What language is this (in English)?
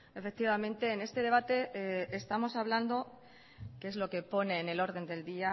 Spanish